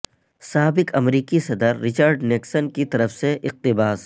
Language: Urdu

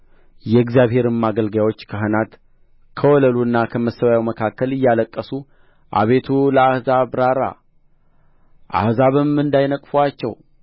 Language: Amharic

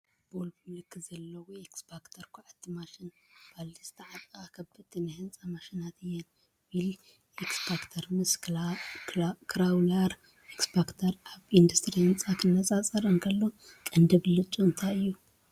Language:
Tigrinya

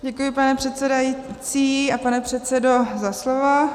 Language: Czech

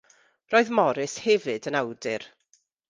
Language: Welsh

